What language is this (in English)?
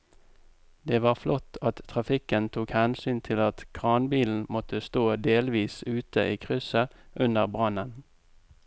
Norwegian